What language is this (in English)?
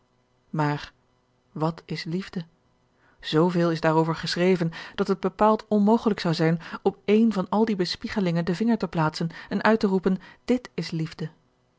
Dutch